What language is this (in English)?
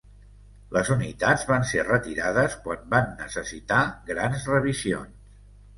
Catalan